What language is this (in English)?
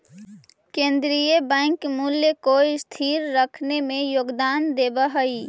Magahi